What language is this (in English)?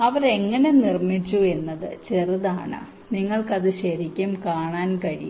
Malayalam